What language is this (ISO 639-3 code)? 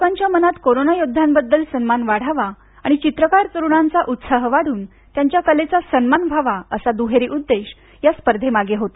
mar